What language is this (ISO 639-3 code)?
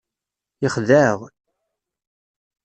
kab